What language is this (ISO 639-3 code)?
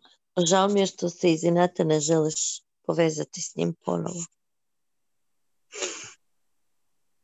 hrv